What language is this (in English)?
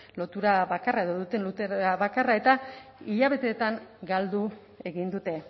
Basque